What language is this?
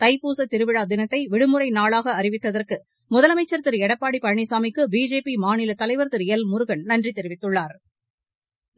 Tamil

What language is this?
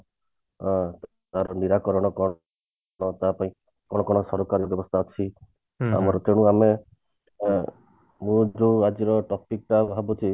Odia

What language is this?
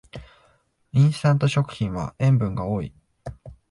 Japanese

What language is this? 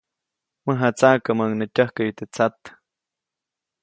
Copainalá Zoque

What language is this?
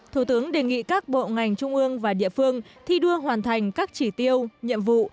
Vietnamese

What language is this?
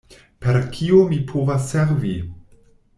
Esperanto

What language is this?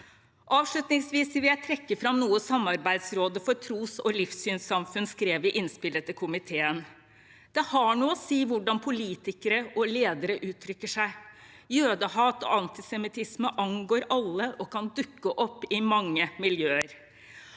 Norwegian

